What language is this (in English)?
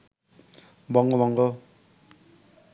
Bangla